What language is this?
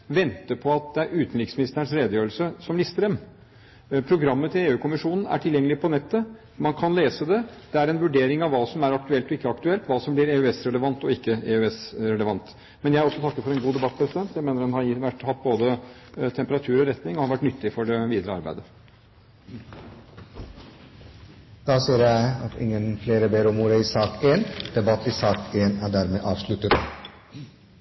Norwegian Bokmål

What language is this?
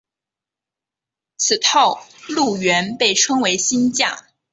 Chinese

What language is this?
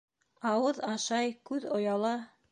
Bashkir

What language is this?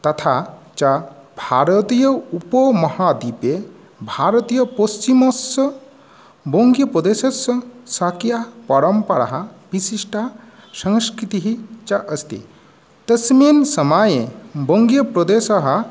Sanskrit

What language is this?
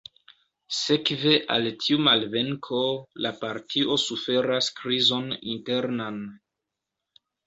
Esperanto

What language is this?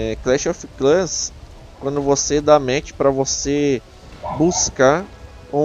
Portuguese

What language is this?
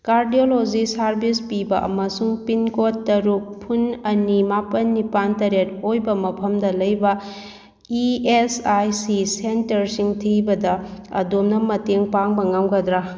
Manipuri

